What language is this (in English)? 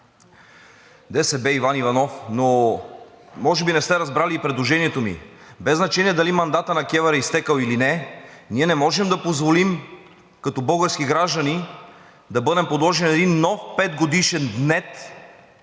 Bulgarian